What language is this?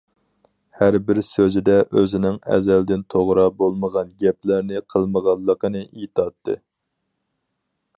Uyghur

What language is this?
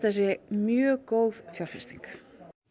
Icelandic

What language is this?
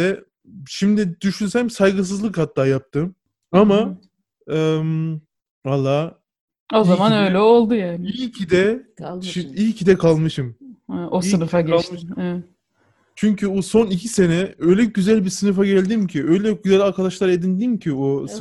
Turkish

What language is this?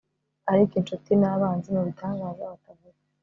Kinyarwanda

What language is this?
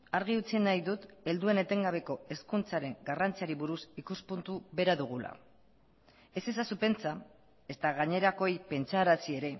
Basque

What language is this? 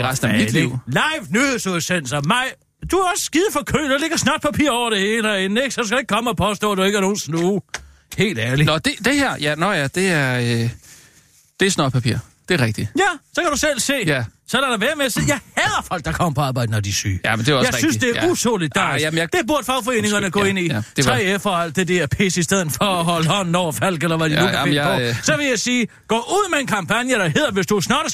Danish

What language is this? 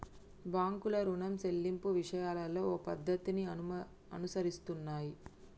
Telugu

